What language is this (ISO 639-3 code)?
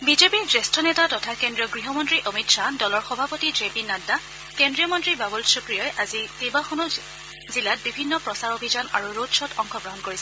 asm